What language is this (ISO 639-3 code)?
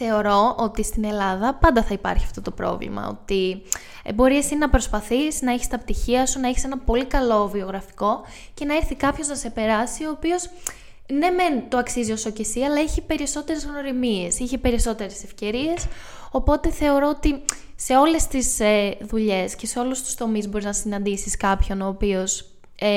ell